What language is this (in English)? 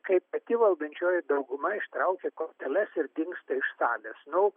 Lithuanian